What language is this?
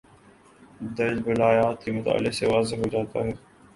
Urdu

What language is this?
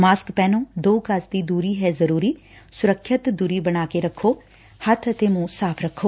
Punjabi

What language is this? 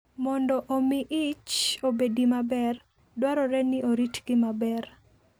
Luo (Kenya and Tanzania)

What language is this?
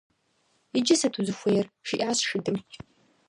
Kabardian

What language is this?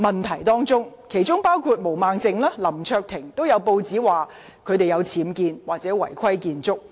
Cantonese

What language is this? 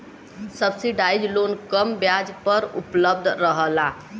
Bhojpuri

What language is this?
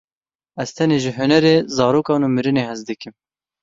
Kurdish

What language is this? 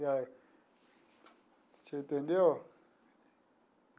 Portuguese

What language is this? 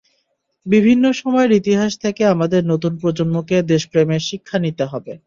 Bangla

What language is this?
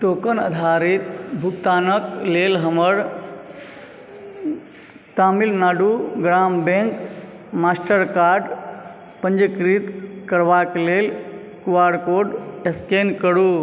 Maithili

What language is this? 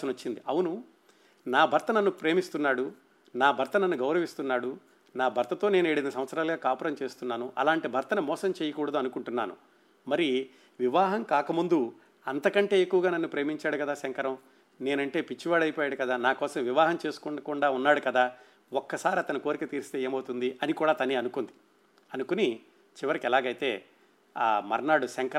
Telugu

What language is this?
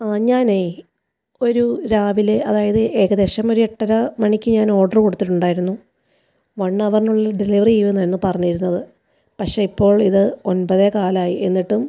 Malayalam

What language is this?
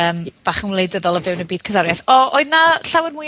Welsh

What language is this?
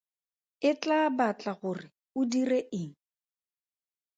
Tswana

